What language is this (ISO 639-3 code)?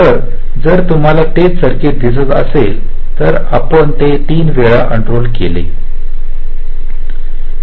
mar